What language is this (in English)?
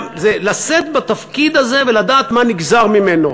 Hebrew